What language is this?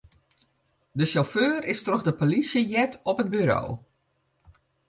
Western Frisian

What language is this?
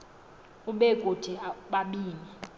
Xhosa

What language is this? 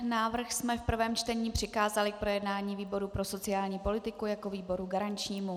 Czech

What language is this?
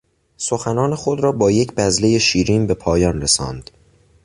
Persian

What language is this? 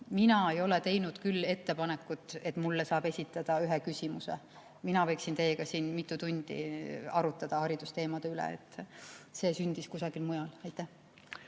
Estonian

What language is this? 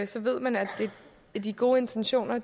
Danish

